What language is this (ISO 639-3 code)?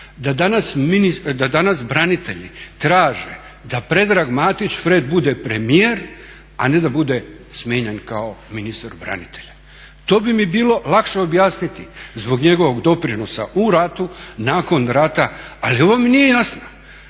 hrv